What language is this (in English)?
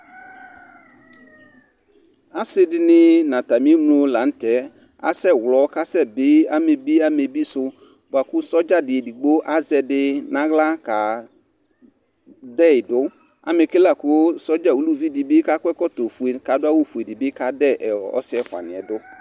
Ikposo